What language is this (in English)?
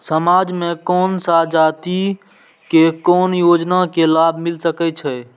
Maithili